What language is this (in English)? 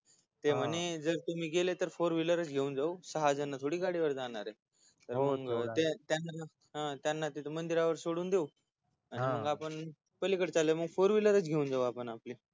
Marathi